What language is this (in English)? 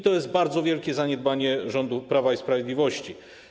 Polish